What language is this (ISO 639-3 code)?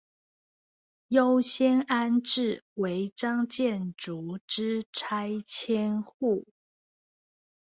zho